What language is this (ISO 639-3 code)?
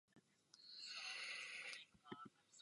ces